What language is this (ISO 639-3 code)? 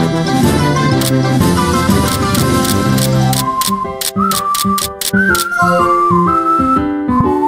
jpn